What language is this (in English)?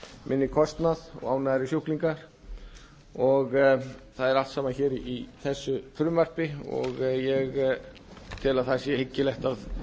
Icelandic